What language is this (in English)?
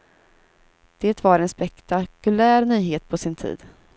Swedish